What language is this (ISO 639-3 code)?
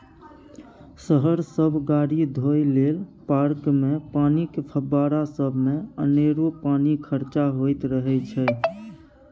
mai